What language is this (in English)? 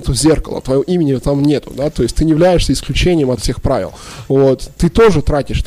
Russian